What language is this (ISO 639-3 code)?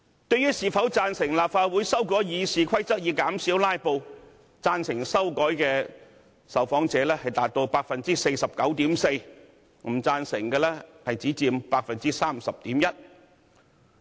yue